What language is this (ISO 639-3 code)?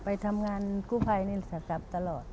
tha